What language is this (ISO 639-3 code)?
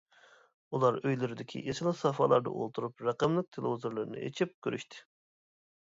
uig